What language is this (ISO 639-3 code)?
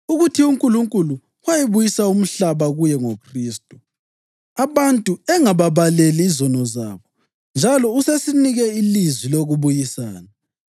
nde